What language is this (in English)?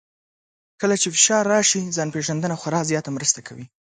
Pashto